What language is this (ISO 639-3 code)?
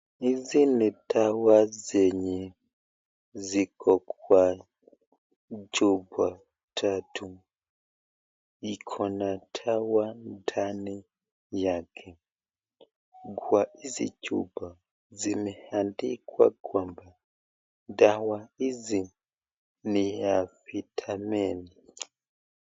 swa